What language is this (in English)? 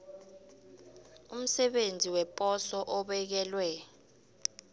South Ndebele